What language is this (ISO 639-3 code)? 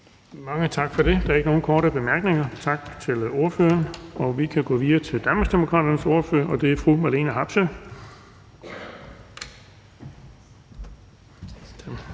dan